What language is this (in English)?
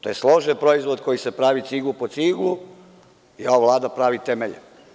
Serbian